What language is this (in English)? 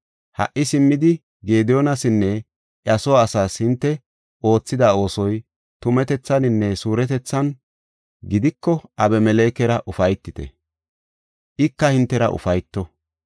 Gofa